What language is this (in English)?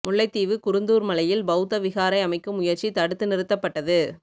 Tamil